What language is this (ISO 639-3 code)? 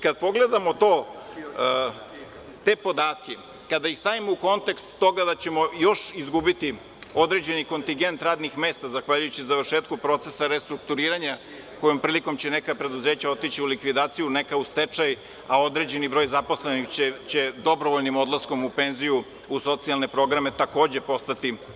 srp